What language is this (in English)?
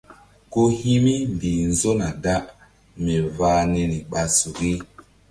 Mbum